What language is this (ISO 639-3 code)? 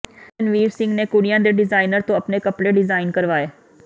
pan